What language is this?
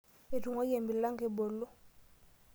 Masai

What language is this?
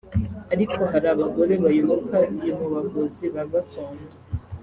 Kinyarwanda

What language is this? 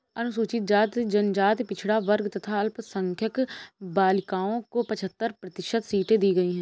Hindi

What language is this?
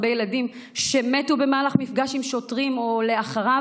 Hebrew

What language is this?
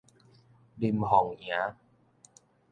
Min Nan Chinese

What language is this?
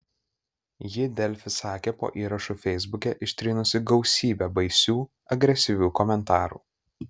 Lithuanian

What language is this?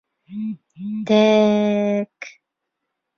Bashkir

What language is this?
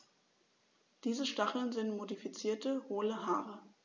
German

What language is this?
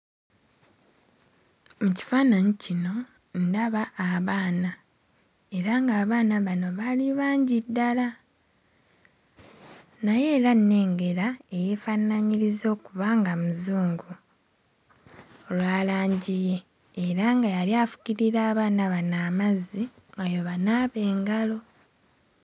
Ganda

